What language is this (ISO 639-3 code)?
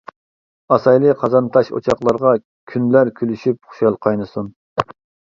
uig